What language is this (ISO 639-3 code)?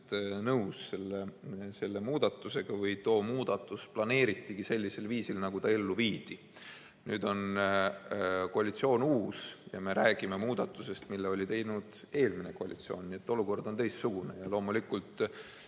est